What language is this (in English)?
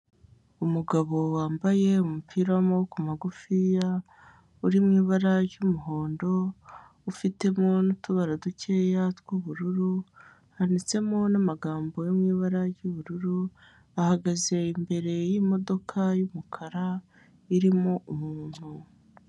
Kinyarwanda